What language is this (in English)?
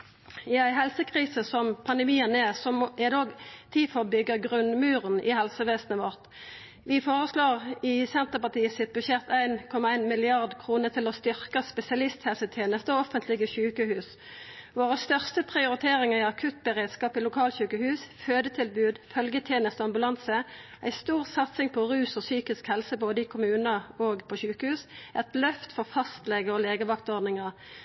Norwegian Nynorsk